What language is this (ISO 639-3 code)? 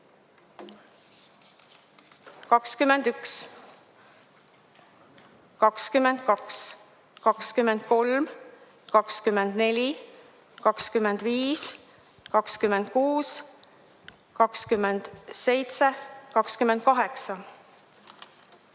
est